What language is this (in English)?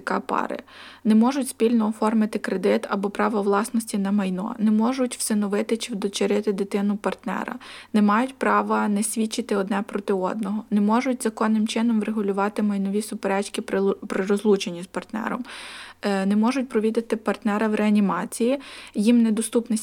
Ukrainian